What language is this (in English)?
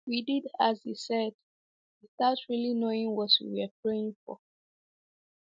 Igbo